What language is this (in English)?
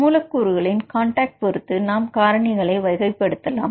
Tamil